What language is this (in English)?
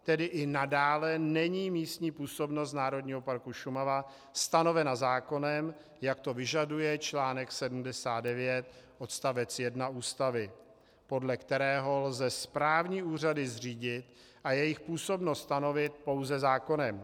Czech